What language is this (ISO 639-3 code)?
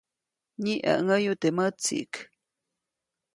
zoc